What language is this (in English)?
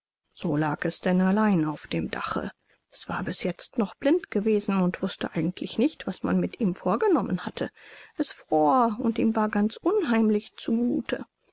German